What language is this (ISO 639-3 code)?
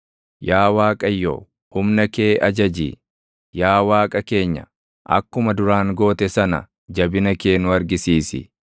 orm